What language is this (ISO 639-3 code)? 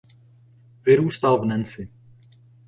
ces